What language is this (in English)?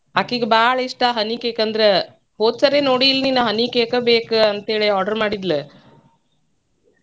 Kannada